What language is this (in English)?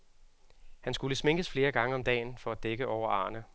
Danish